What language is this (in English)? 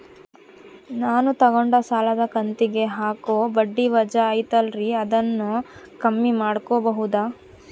Kannada